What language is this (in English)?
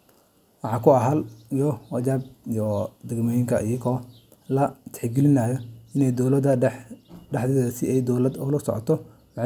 Somali